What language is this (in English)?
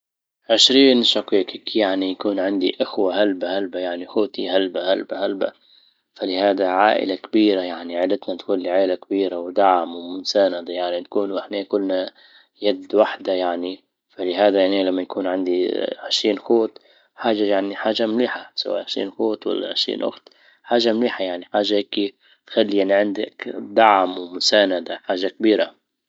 Libyan Arabic